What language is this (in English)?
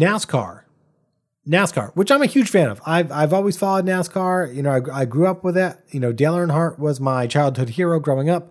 English